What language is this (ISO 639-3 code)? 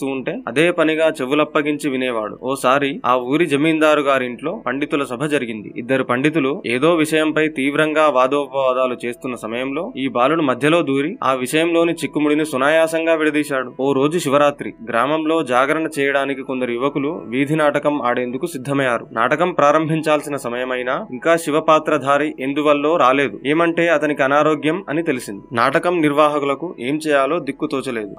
tel